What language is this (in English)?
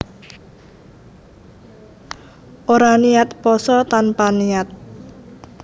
Javanese